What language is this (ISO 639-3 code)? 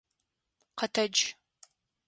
ady